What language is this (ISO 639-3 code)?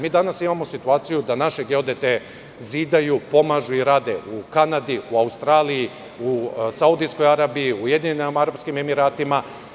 srp